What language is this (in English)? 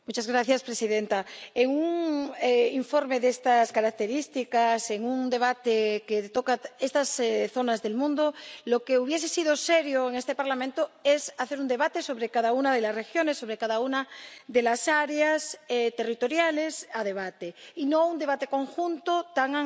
Spanish